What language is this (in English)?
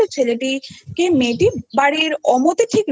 Bangla